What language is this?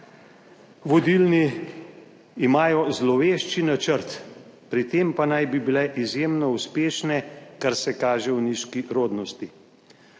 Slovenian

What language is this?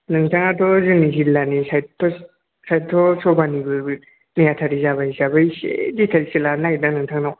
Bodo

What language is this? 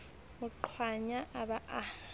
Southern Sotho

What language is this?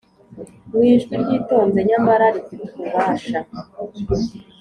Kinyarwanda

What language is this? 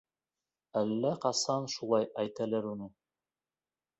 Bashkir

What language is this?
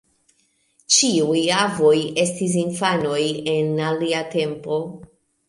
Esperanto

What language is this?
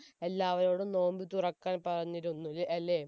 Malayalam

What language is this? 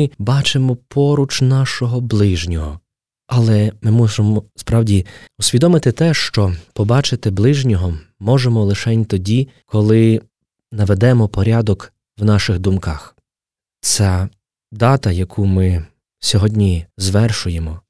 Ukrainian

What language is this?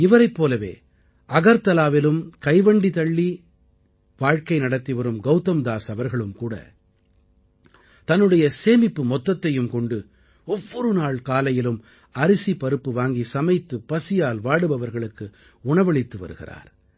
Tamil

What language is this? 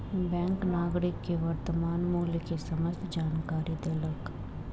Maithili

